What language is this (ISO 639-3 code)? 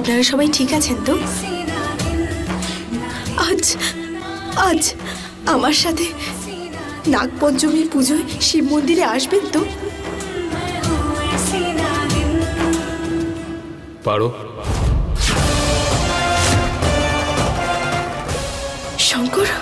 ara